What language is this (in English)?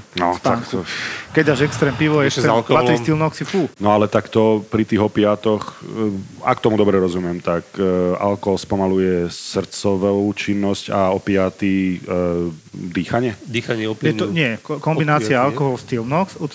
Slovak